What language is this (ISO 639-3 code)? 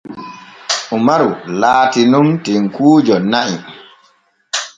fue